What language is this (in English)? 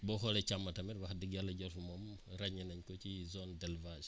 Wolof